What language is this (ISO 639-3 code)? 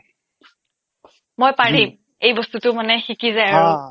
asm